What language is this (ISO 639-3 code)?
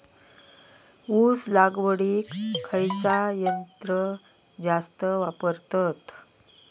mar